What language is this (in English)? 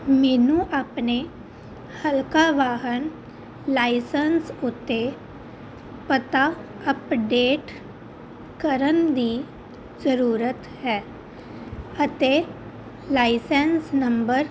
Punjabi